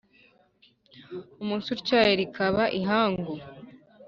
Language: Kinyarwanda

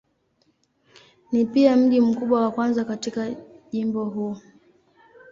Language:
Swahili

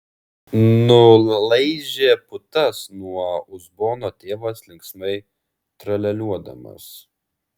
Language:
Lithuanian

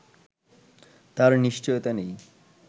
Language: Bangla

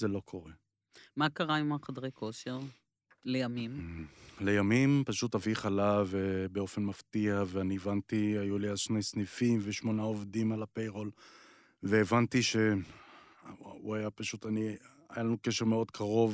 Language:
Hebrew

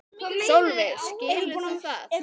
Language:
Icelandic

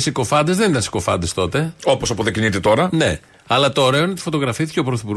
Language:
Greek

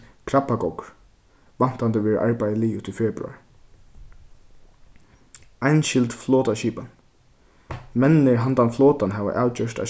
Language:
Faroese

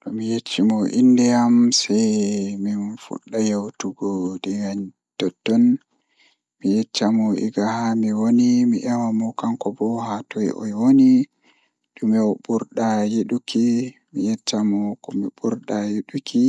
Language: Fula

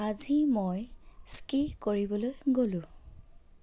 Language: Assamese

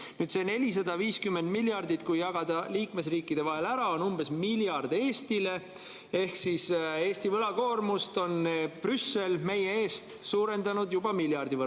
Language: Estonian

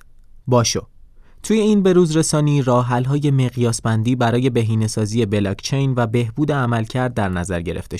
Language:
Persian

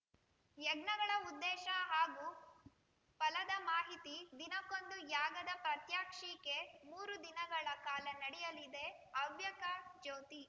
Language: Kannada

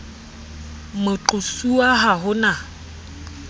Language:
Southern Sotho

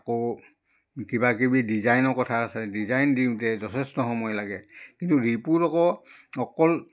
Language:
Assamese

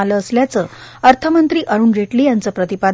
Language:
Marathi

